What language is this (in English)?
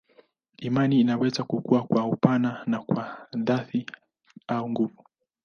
Swahili